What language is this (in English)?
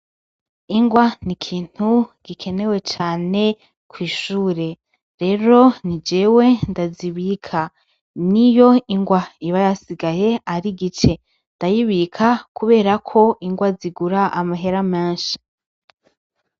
Rundi